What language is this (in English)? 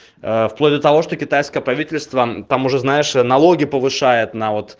Russian